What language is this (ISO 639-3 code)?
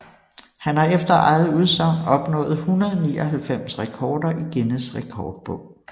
dan